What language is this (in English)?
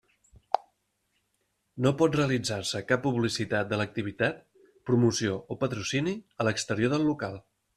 Catalan